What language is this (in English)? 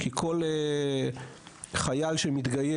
Hebrew